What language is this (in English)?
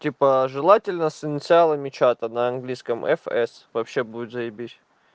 Russian